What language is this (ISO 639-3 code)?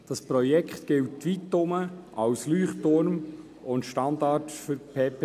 gsw